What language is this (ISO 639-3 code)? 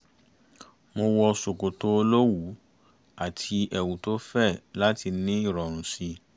yor